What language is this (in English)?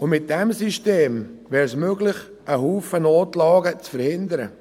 Swiss German